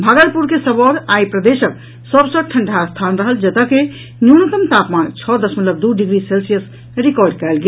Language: Maithili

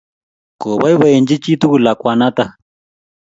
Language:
Kalenjin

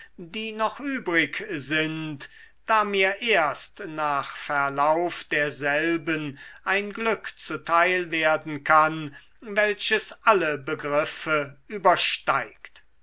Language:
German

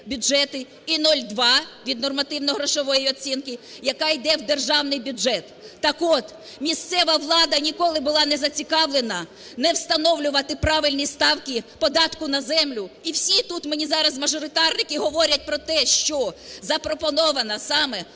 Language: Ukrainian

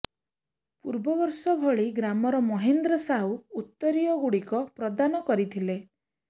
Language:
Odia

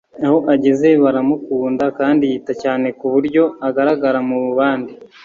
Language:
Kinyarwanda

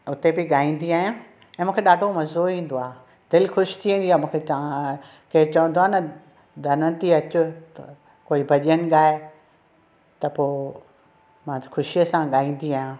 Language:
Sindhi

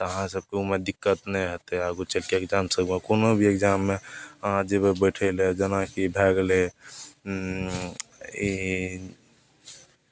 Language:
Maithili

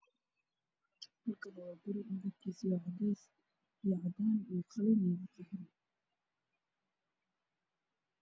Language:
Somali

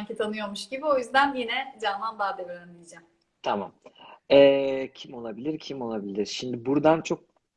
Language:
Turkish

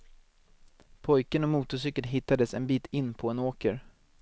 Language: Swedish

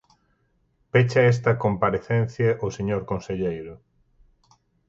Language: Galician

